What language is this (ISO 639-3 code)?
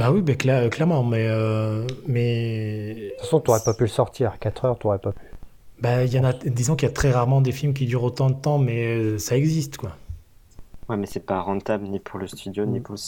fra